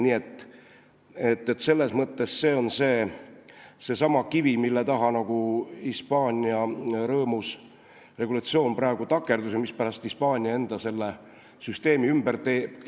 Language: Estonian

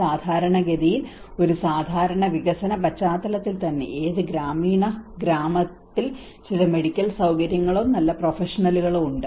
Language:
Malayalam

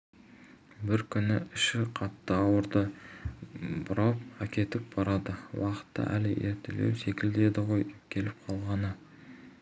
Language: Kazakh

